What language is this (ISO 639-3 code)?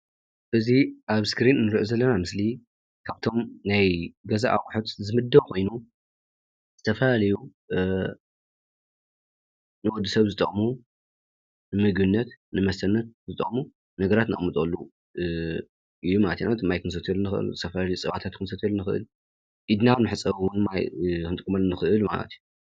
tir